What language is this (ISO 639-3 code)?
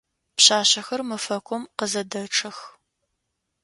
ady